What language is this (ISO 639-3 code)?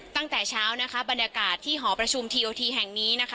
tha